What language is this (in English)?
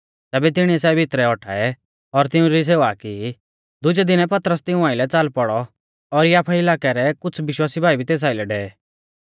Mahasu Pahari